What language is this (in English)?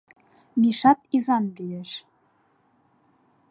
Mari